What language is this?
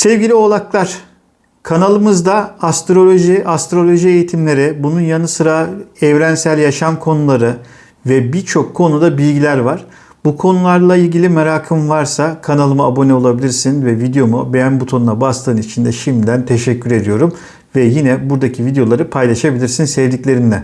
Turkish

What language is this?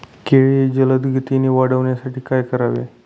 Marathi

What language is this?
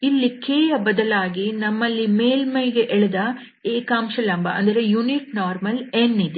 Kannada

